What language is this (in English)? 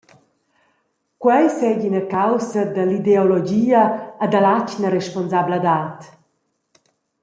Romansh